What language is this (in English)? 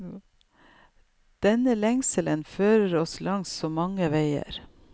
Norwegian